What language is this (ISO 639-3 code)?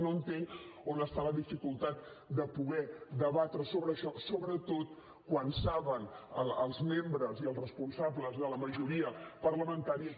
cat